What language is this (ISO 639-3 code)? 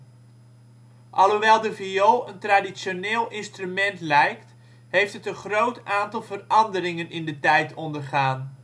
nld